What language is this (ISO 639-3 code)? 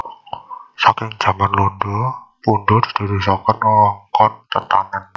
jav